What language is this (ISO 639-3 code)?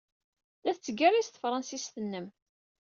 kab